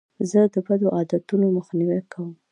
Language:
Pashto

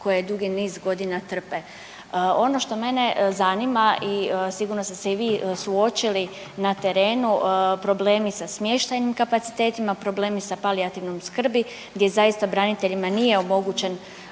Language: Croatian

